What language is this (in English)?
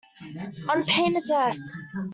English